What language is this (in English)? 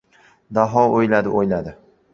Uzbek